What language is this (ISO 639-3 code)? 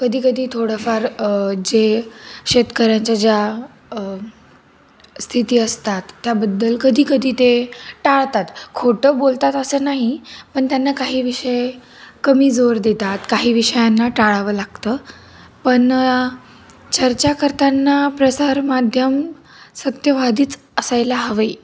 mar